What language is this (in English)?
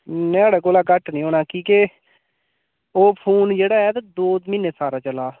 Dogri